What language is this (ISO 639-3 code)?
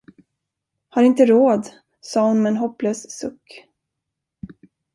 swe